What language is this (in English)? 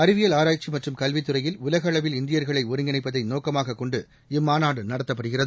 Tamil